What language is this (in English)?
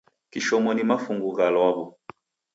Taita